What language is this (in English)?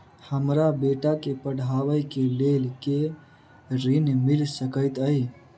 Maithili